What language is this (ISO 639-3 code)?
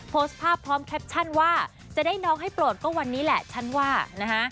tha